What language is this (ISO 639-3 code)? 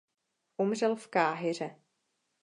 ces